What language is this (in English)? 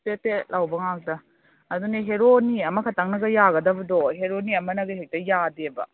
Manipuri